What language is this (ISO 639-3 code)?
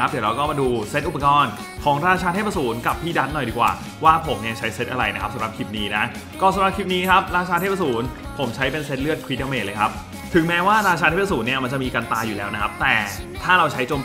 tha